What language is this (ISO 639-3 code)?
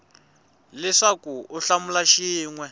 tso